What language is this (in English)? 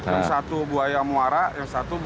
Indonesian